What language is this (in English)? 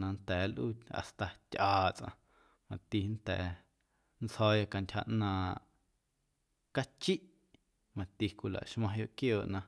Guerrero Amuzgo